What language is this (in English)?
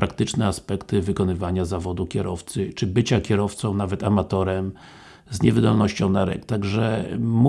Polish